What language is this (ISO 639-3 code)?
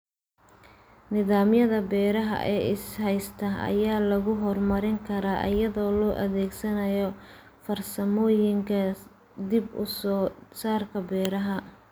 som